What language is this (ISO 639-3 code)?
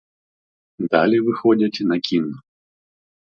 ukr